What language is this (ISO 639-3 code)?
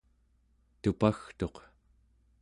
esu